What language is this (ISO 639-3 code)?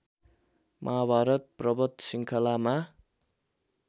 nep